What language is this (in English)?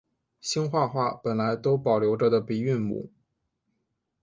Chinese